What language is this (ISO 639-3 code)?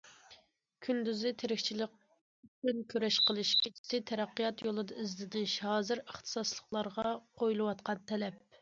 uig